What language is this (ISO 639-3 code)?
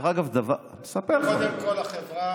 heb